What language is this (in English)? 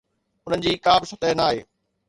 Sindhi